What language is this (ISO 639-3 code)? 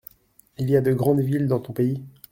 fra